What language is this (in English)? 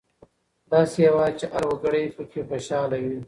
Pashto